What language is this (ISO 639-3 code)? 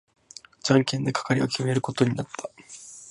jpn